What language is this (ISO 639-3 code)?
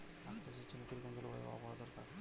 ben